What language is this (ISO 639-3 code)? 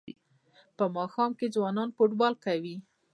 pus